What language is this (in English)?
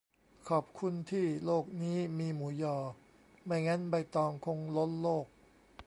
Thai